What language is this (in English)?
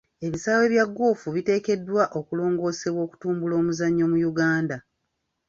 Ganda